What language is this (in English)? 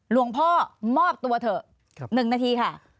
Thai